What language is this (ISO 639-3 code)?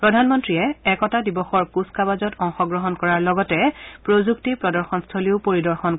asm